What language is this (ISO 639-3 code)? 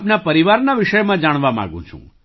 guj